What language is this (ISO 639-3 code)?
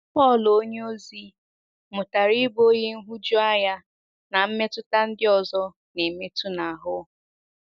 ibo